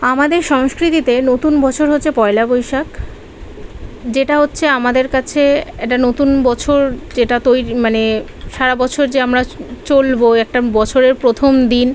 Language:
Bangla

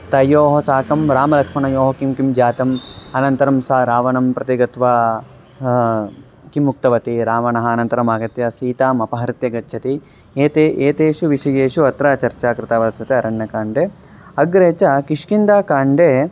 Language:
Sanskrit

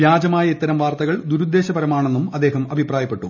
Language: Malayalam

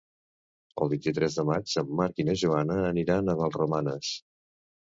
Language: Catalan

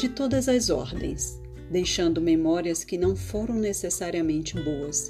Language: Portuguese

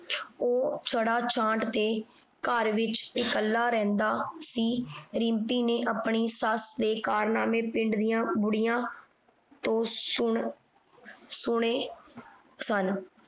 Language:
Punjabi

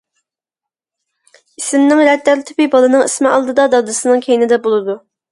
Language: Uyghur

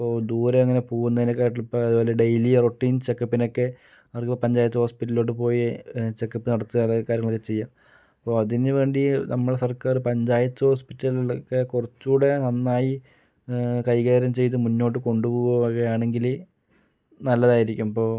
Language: Malayalam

